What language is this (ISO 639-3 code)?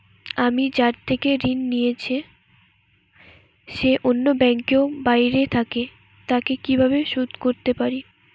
ben